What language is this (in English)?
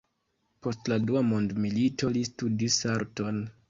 Esperanto